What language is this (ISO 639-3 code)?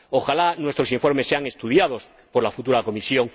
spa